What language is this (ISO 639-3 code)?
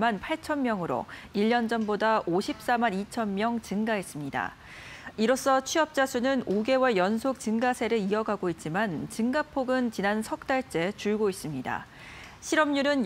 kor